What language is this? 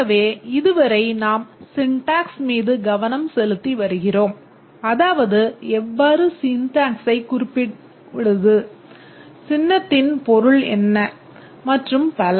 Tamil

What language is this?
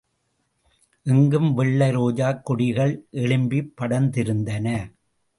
Tamil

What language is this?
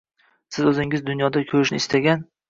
Uzbek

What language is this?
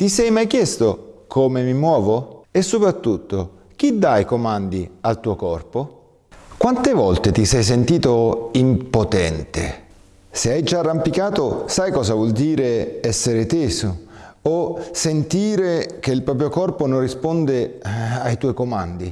Italian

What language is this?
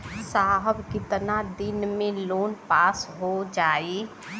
Bhojpuri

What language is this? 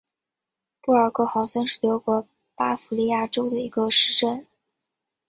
Chinese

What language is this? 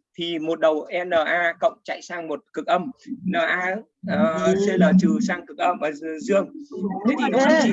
Vietnamese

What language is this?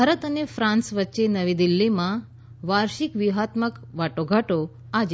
Gujarati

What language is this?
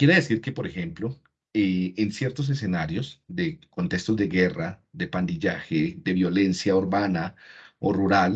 Spanish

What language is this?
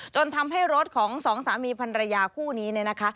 Thai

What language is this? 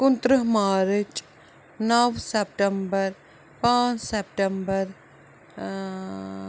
Kashmiri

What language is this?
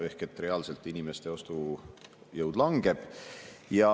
Estonian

